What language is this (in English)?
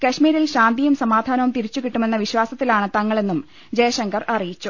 Malayalam